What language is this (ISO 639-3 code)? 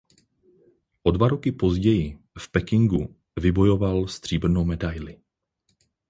ces